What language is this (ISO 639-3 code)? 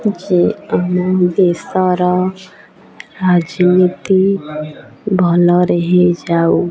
ori